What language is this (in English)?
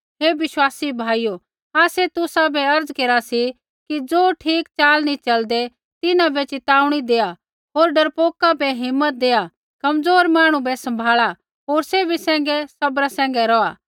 Kullu Pahari